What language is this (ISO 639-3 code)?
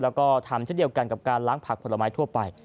tha